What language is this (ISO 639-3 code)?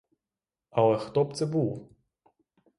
ukr